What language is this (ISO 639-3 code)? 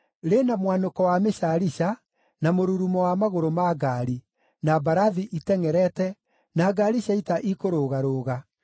kik